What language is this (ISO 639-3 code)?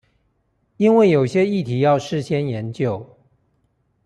zho